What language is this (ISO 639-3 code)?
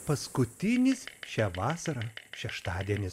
lit